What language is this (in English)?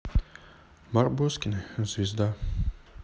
Russian